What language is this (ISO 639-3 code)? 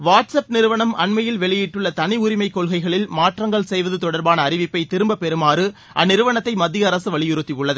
tam